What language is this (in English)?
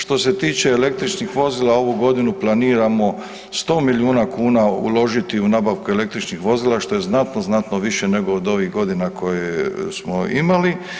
Croatian